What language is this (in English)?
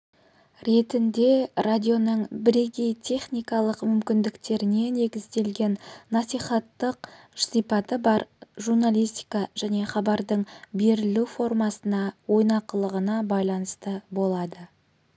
Kazakh